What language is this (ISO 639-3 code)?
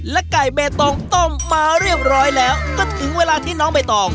tha